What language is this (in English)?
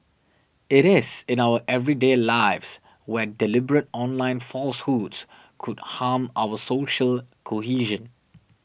English